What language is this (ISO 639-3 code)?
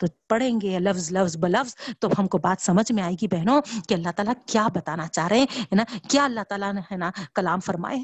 urd